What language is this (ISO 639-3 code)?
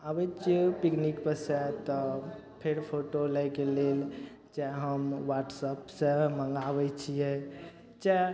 mai